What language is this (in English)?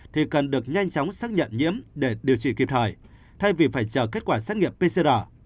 Vietnamese